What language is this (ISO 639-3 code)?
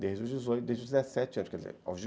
por